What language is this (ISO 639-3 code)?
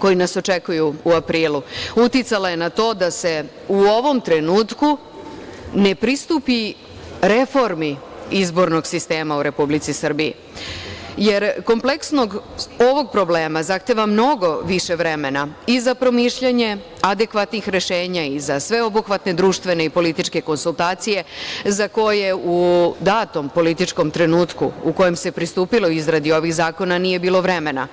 srp